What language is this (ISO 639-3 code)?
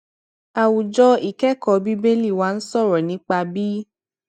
yor